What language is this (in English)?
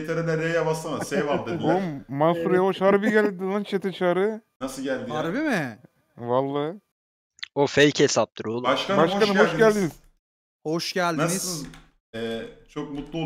Turkish